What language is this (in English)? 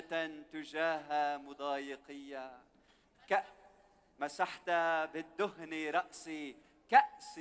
Arabic